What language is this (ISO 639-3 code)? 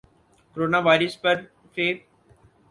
urd